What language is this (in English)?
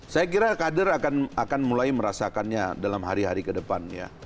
Indonesian